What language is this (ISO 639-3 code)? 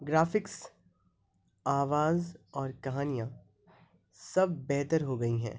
urd